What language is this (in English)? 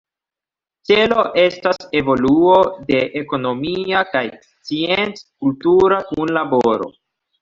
Esperanto